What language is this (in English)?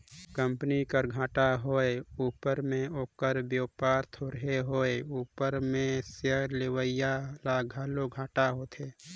Chhattisgarhi